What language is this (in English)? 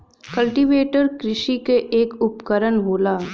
Bhojpuri